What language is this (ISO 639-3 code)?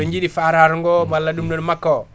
ful